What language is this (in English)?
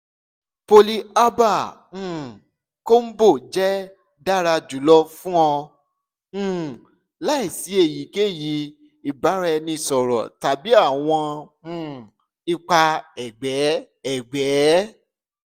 Yoruba